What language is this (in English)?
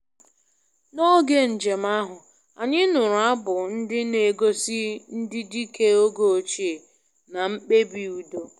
Igbo